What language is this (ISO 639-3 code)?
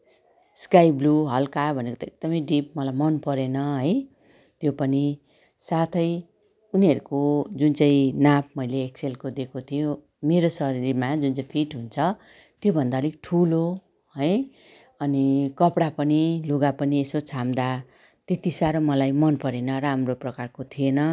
nep